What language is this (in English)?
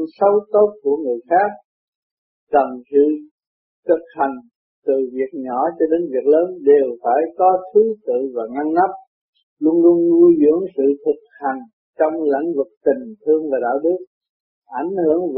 Vietnamese